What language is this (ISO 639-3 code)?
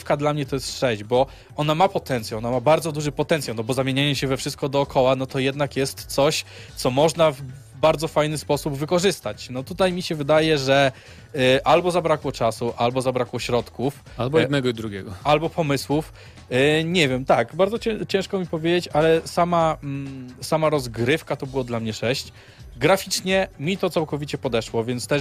pol